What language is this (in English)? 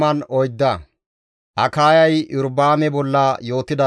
Gamo